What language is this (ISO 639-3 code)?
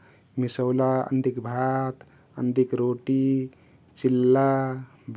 tkt